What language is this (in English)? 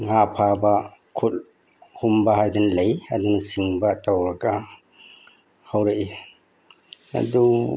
Manipuri